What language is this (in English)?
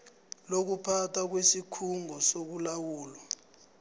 South Ndebele